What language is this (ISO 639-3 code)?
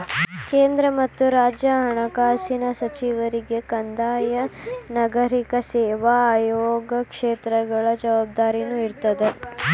kan